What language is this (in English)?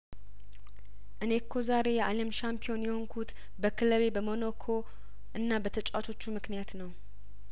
Amharic